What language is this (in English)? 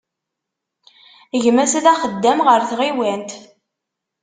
Kabyle